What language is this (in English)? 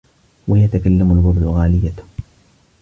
Arabic